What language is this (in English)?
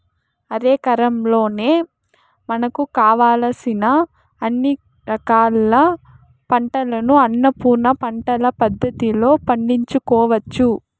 Telugu